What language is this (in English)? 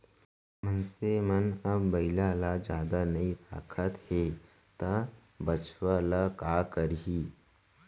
Chhattisgarhi